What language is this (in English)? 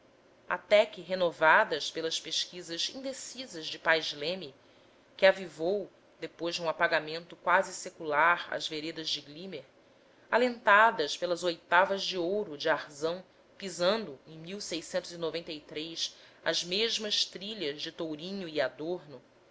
Portuguese